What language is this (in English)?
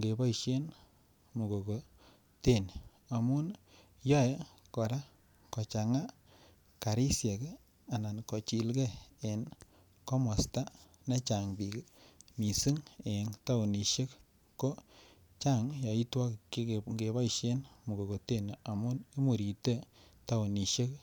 Kalenjin